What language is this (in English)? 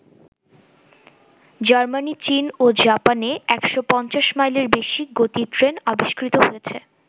Bangla